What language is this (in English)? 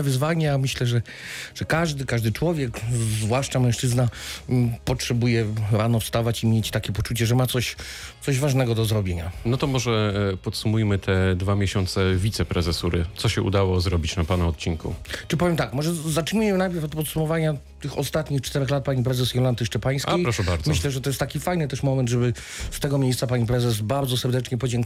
Polish